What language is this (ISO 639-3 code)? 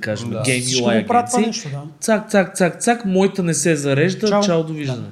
bul